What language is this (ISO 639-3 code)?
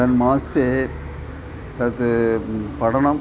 san